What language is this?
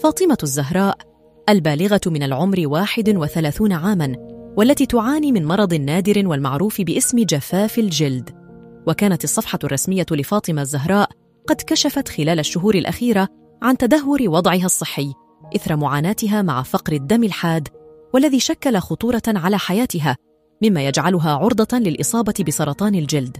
Arabic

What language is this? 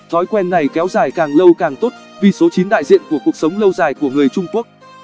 Vietnamese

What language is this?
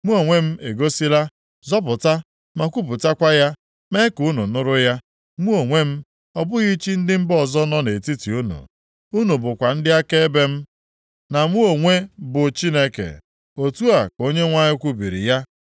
Igbo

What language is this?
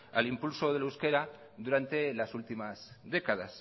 Spanish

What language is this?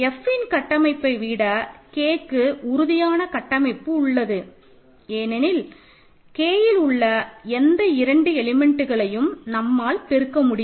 Tamil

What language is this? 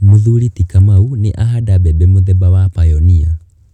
Kikuyu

